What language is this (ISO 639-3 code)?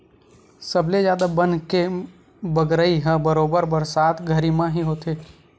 hne